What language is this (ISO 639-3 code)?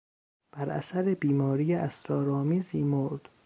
fas